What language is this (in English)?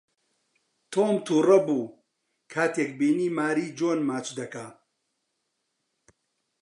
Central Kurdish